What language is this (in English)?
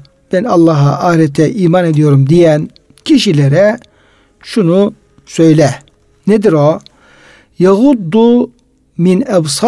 Turkish